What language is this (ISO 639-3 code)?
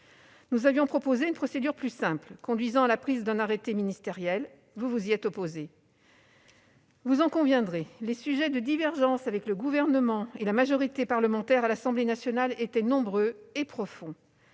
fra